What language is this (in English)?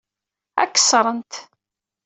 Kabyle